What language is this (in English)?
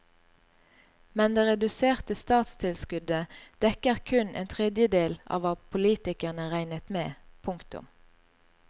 Norwegian